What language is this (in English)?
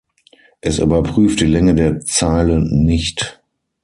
German